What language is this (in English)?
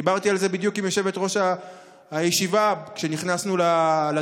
Hebrew